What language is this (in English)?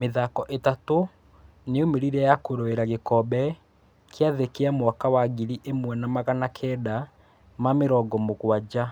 Kikuyu